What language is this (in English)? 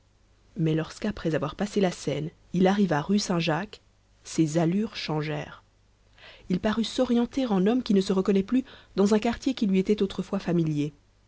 French